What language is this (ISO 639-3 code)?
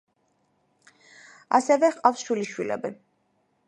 kat